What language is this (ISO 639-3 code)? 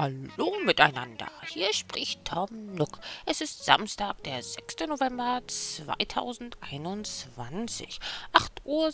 deu